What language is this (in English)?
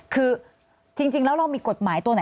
Thai